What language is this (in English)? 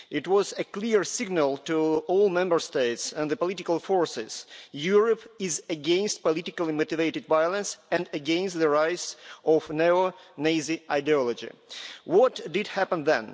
English